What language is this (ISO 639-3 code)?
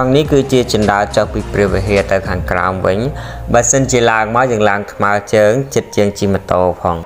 tha